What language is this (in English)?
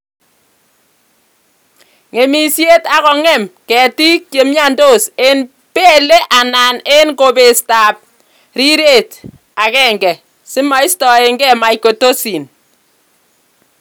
Kalenjin